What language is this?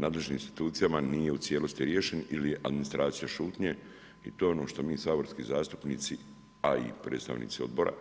Croatian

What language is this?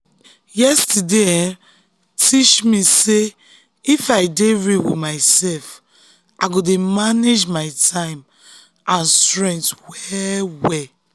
Nigerian Pidgin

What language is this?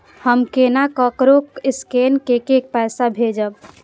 Maithili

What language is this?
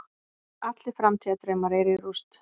Icelandic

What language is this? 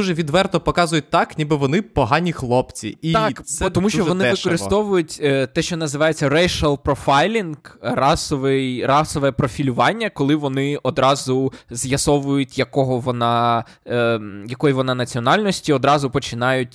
Ukrainian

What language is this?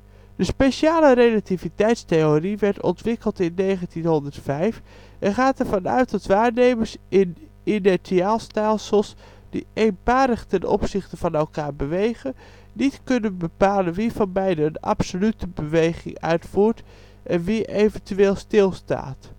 Dutch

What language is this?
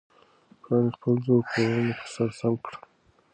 Pashto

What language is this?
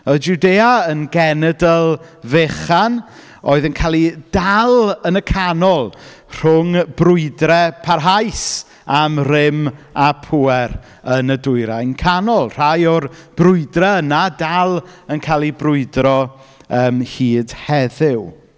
Welsh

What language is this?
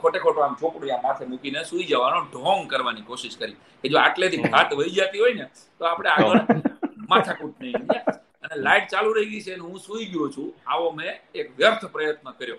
Gujarati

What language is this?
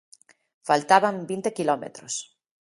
Galician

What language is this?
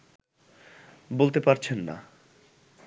Bangla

